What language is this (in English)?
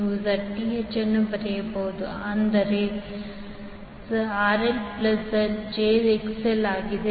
Kannada